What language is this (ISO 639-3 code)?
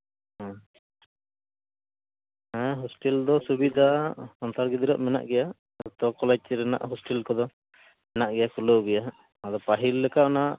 sat